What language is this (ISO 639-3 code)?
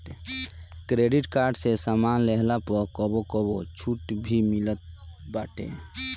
bho